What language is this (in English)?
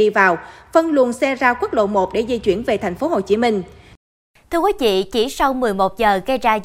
Vietnamese